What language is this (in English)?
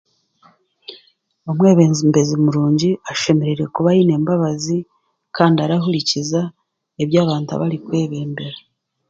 Chiga